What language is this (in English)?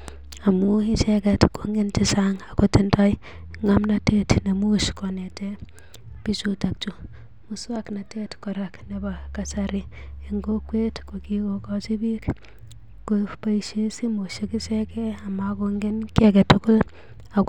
Kalenjin